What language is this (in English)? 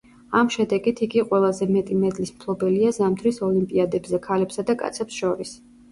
Georgian